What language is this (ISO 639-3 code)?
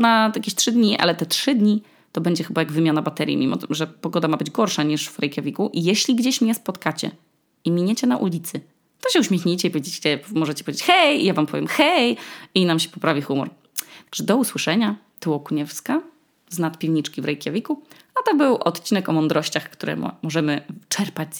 pol